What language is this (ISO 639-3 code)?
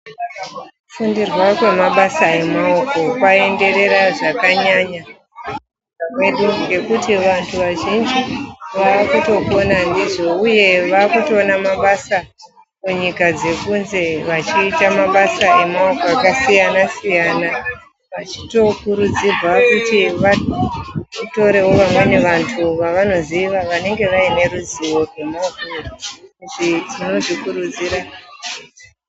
ndc